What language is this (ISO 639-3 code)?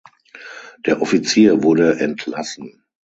deu